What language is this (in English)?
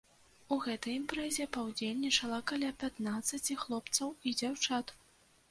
Belarusian